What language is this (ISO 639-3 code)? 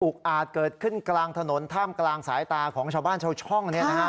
tha